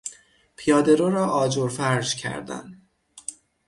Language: Persian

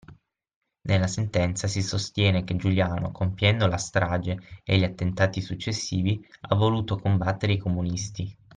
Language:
Italian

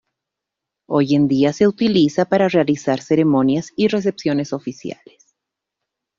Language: Spanish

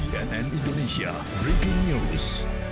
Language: Indonesian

